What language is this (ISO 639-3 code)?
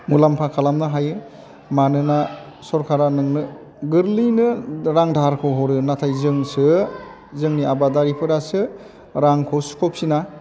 brx